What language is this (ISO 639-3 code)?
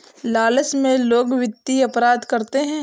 hin